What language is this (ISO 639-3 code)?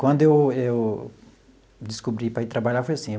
por